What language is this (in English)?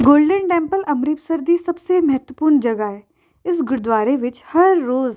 Punjabi